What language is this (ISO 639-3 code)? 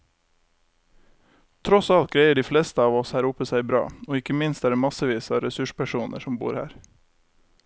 nor